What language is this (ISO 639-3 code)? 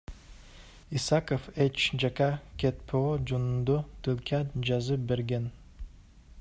kir